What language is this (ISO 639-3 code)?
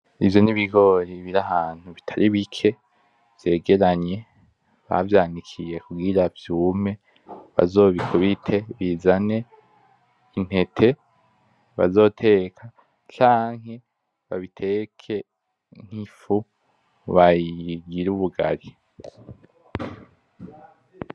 run